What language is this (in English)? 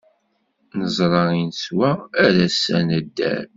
Kabyle